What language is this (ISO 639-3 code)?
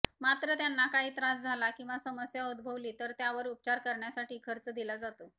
mar